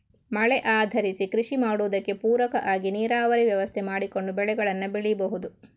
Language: Kannada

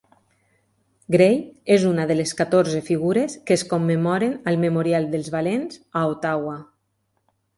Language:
Catalan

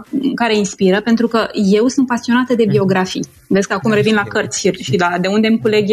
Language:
Romanian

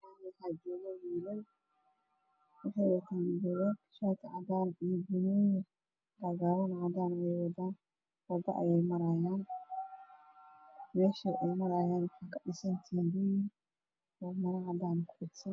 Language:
Somali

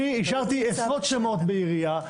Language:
Hebrew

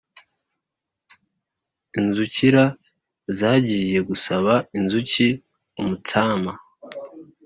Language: Kinyarwanda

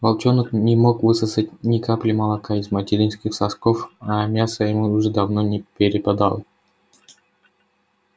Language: Russian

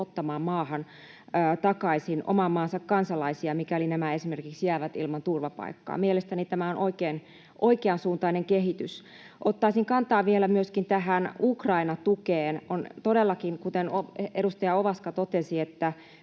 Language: Finnish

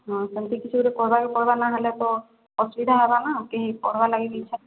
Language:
Odia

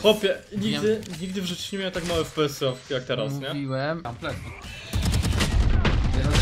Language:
Polish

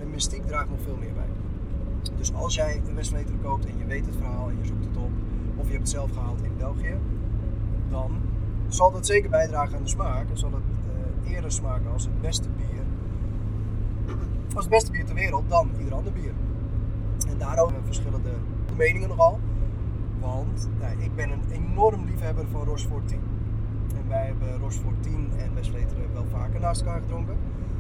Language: Dutch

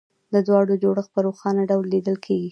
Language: Pashto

